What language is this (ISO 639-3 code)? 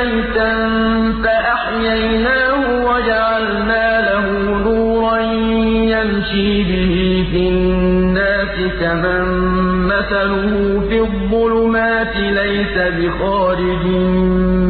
ara